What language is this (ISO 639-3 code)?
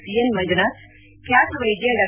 kan